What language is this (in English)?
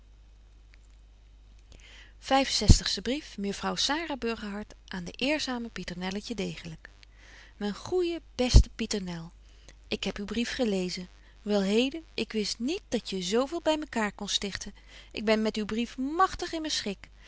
Dutch